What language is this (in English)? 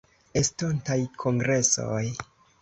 Esperanto